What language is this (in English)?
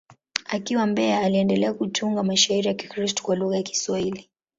Swahili